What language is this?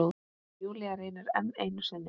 Icelandic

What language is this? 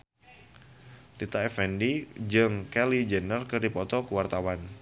Sundanese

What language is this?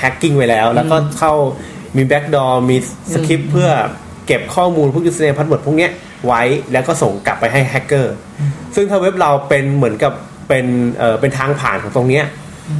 Thai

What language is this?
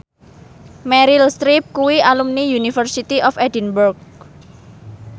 Javanese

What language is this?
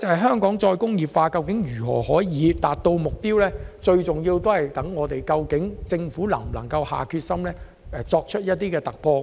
Cantonese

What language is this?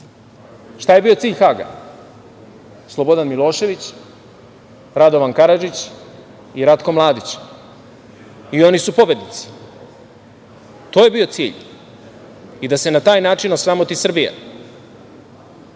Serbian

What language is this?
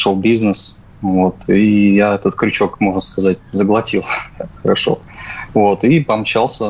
Russian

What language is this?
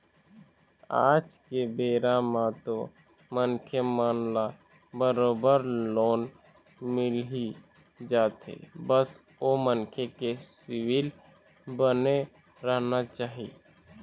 Chhattisgarhi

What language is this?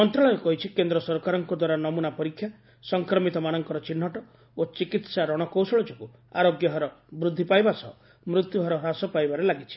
Odia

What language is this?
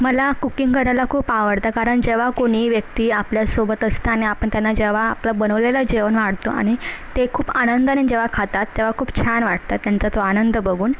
Marathi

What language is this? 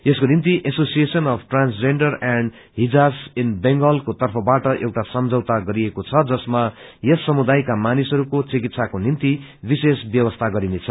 Nepali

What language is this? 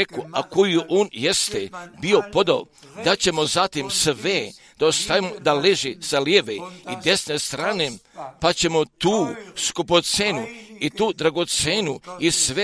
Croatian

